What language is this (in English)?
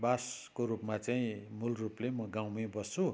Nepali